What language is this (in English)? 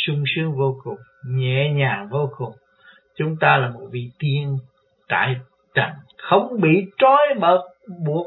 Vietnamese